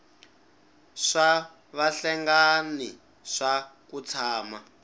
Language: Tsonga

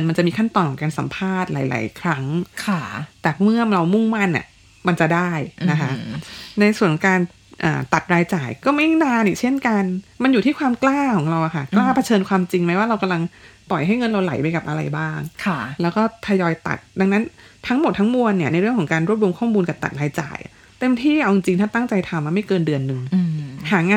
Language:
Thai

